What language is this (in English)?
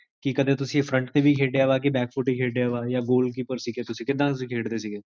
Punjabi